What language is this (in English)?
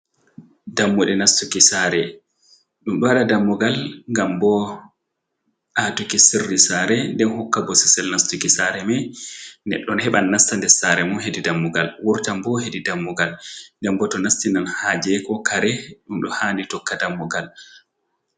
Fula